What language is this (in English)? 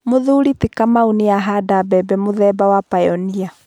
Kikuyu